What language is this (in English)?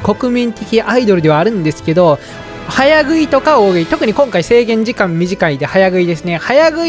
Japanese